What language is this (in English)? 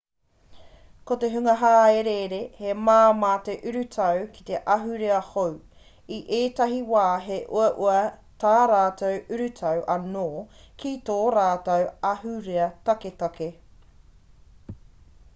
Māori